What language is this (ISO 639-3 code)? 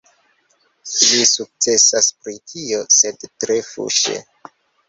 epo